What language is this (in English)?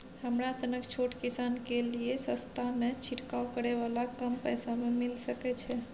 Maithili